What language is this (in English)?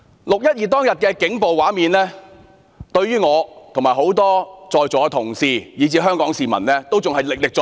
Cantonese